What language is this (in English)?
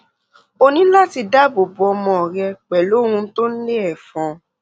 Yoruba